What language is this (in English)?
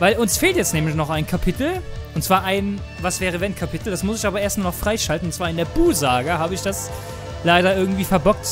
German